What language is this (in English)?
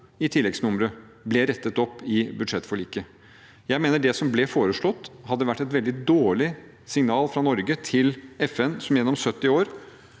Norwegian